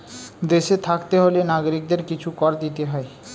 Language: Bangla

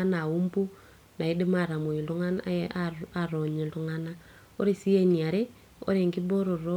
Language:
Masai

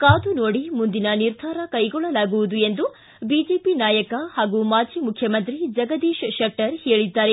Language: Kannada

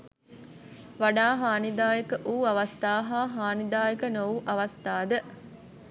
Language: Sinhala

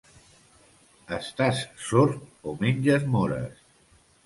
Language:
Catalan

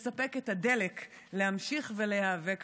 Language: Hebrew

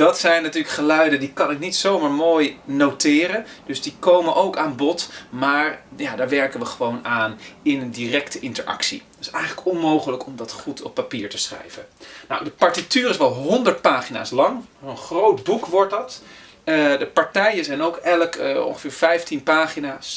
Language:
Dutch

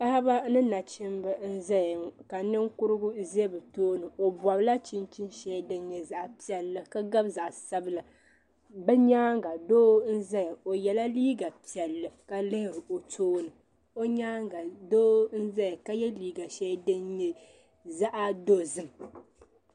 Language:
Dagbani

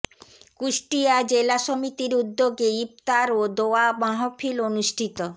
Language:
Bangla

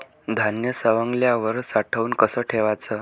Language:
Marathi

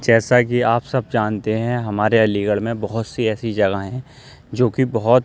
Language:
Urdu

